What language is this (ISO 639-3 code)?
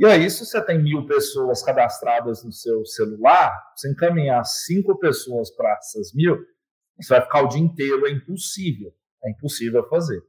por